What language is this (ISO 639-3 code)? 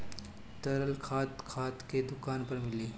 bho